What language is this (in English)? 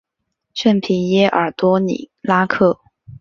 Chinese